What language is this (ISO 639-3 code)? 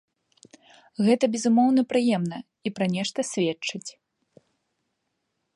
bel